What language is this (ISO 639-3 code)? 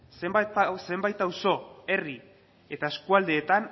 eus